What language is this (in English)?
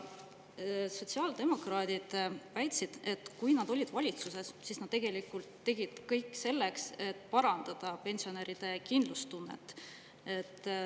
Estonian